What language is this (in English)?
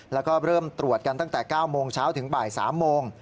Thai